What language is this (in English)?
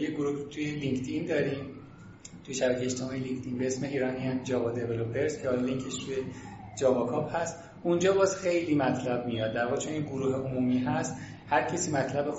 Persian